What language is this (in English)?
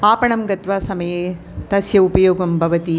Sanskrit